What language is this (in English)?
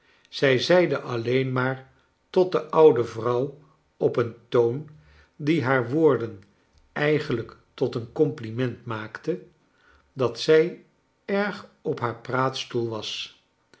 Dutch